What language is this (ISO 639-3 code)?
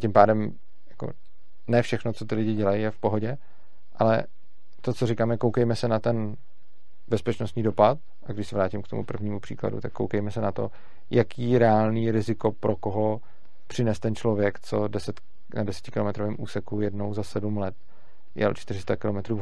ces